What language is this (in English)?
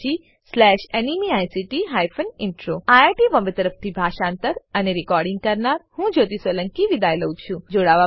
Gujarati